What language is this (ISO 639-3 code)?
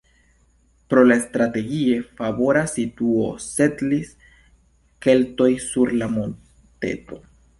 epo